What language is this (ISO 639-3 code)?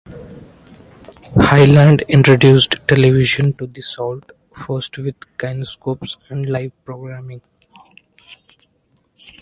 eng